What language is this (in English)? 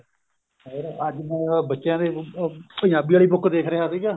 Punjabi